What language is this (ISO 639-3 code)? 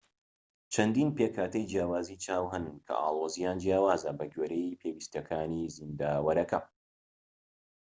ckb